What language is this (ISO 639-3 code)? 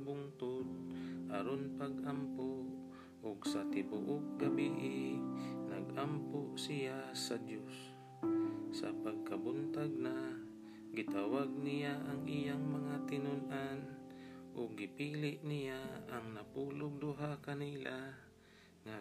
fil